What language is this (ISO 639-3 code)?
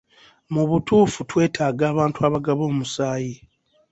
lug